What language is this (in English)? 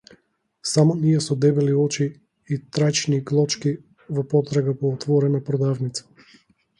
Macedonian